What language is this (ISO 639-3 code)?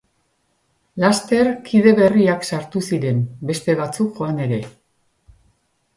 eus